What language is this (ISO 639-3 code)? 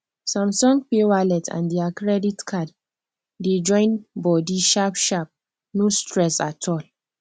pcm